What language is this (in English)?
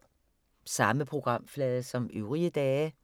Danish